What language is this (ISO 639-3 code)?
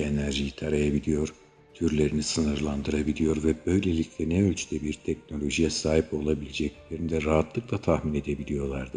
tur